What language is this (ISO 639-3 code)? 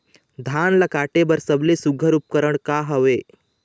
hne